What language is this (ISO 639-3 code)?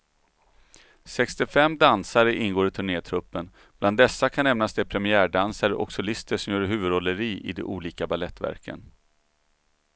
swe